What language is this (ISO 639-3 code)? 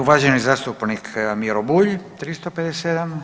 hrv